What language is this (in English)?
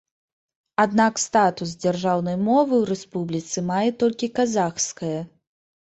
Belarusian